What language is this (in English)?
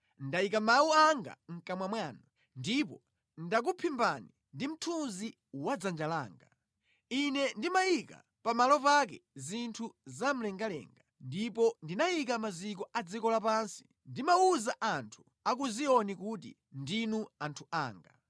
Nyanja